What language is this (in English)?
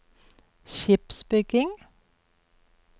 Norwegian